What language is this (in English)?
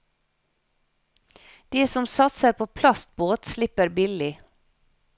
Norwegian